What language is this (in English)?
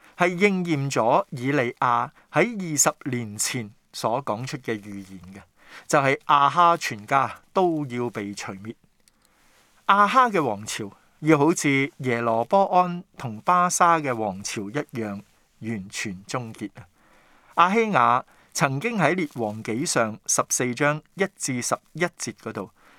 Chinese